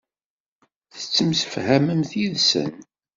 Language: Kabyle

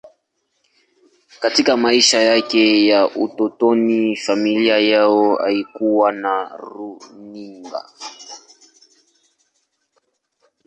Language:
Swahili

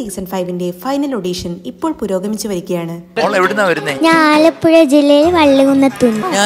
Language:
Malayalam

